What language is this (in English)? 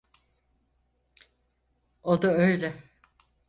Turkish